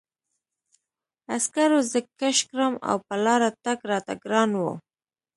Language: Pashto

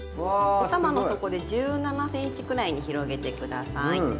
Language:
Japanese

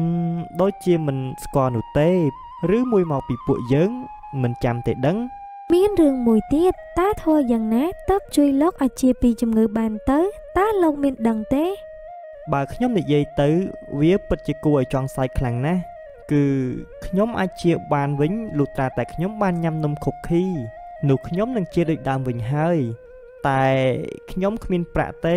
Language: Vietnamese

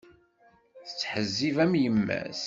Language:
Kabyle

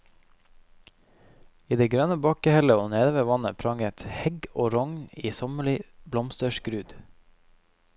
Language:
Norwegian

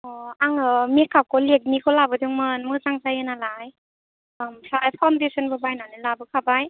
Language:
Bodo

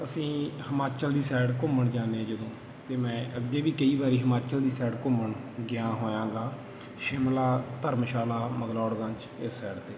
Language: Punjabi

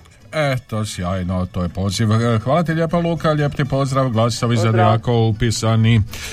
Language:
Croatian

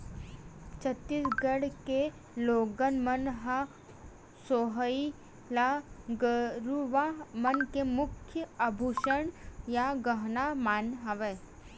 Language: Chhattisgarhi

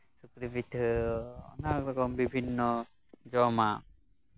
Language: Santali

